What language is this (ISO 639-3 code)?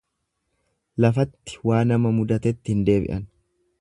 orm